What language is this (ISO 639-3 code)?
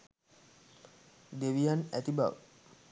sin